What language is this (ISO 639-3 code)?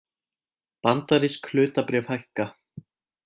isl